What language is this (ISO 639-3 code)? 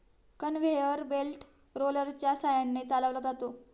mar